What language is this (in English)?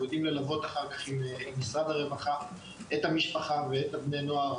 Hebrew